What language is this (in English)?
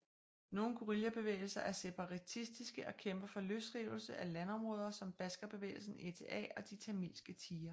Danish